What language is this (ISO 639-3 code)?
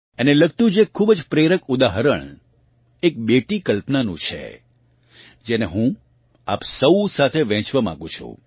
guj